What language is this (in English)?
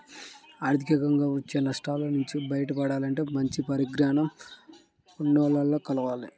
Telugu